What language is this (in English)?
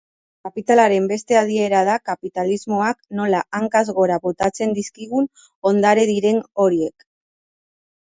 Basque